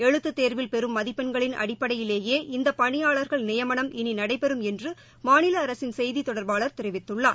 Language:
Tamil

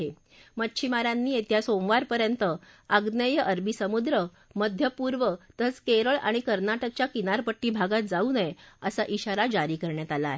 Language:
Marathi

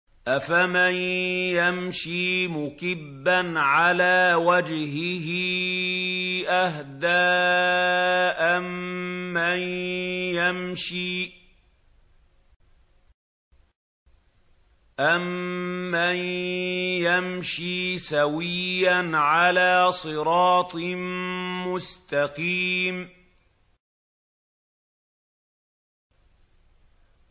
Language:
Arabic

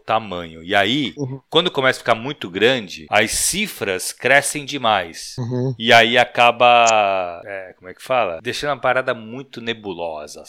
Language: Portuguese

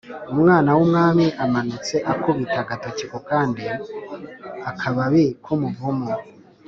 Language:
Kinyarwanda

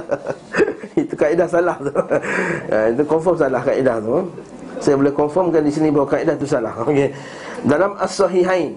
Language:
Malay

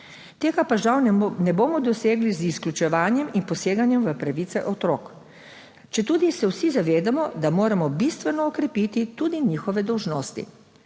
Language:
Slovenian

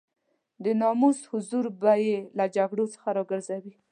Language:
Pashto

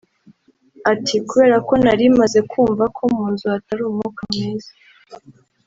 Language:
Kinyarwanda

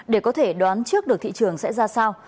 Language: Vietnamese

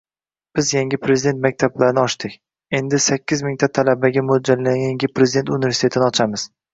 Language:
Uzbek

